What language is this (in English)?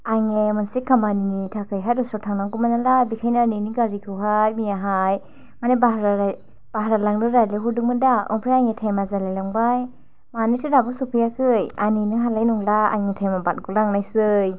Bodo